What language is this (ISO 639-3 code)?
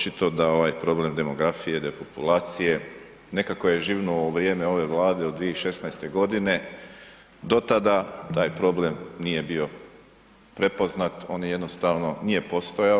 hrv